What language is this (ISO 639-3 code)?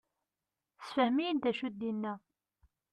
kab